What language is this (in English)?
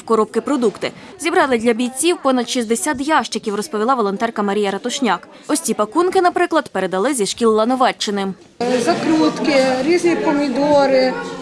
Ukrainian